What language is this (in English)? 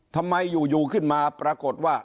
Thai